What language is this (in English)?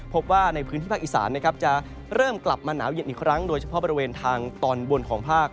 Thai